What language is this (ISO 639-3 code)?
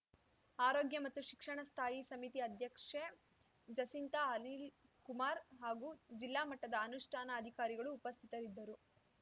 kan